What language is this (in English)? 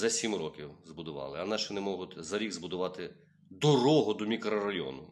Ukrainian